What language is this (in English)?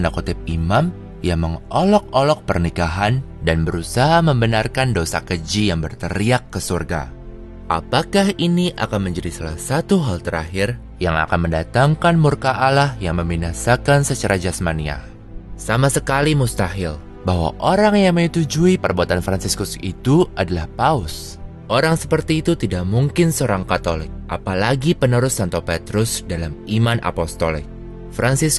Indonesian